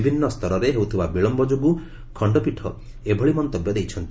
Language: Odia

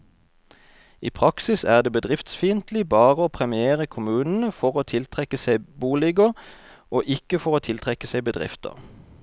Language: Norwegian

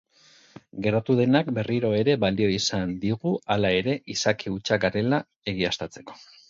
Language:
Basque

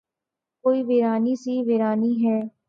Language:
Urdu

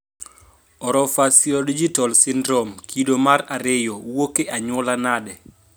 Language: Luo (Kenya and Tanzania)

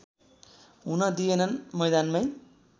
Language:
Nepali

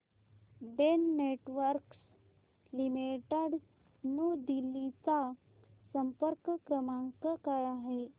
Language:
Marathi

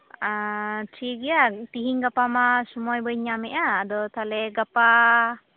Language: Santali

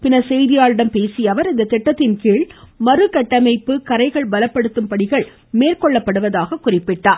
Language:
Tamil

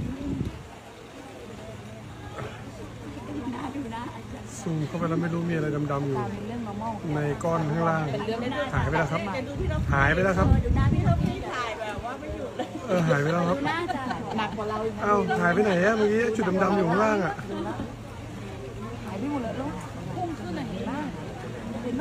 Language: Thai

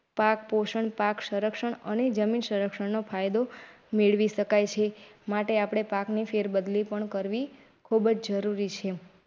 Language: Gujarati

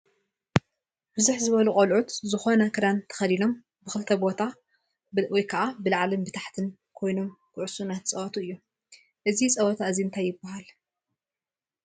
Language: Tigrinya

